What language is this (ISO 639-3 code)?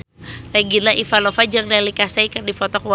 sun